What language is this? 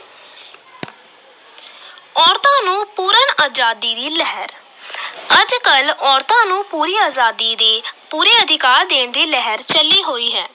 Punjabi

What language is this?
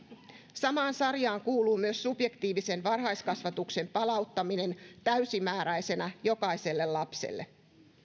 Finnish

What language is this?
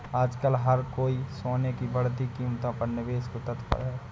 Hindi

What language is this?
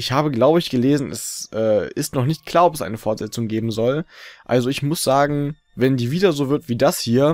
German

